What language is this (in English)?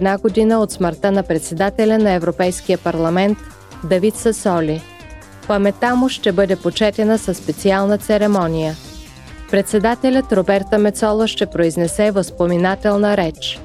Bulgarian